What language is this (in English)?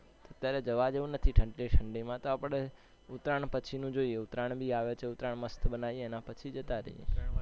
Gujarati